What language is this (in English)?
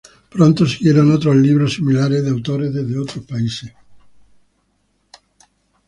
Spanish